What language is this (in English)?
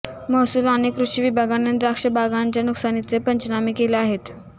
Marathi